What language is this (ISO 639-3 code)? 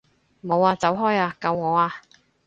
yue